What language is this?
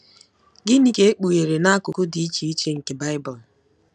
Igbo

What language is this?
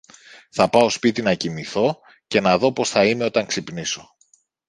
Greek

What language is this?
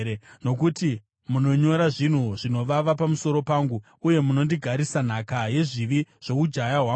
Shona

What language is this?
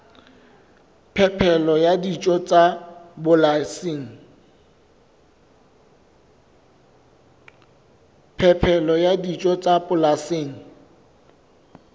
Southern Sotho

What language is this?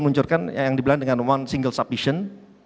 Indonesian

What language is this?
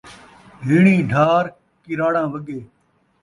Saraiki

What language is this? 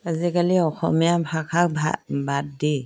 Assamese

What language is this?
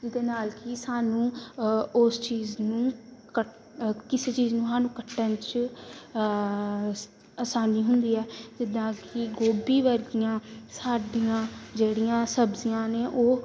Punjabi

